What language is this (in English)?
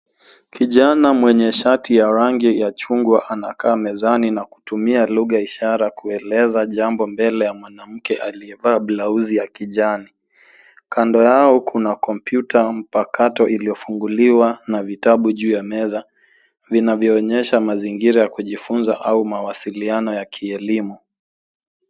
Swahili